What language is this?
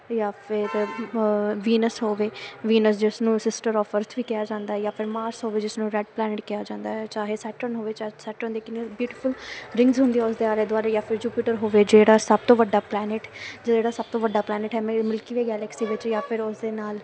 Punjabi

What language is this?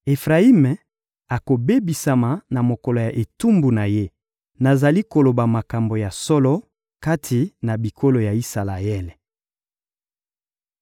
Lingala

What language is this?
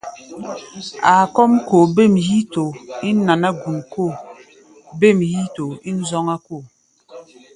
Gbaya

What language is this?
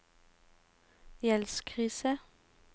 Norwegian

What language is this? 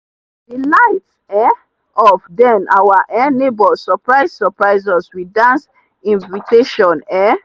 Nigerian Pidgin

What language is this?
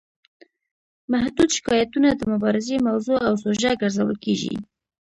Pashto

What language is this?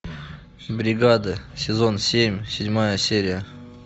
Russian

